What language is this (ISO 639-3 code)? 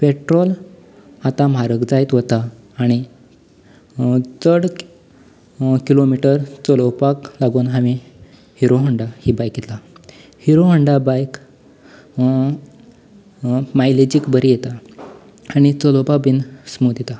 kok